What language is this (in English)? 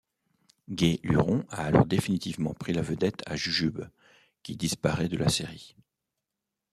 French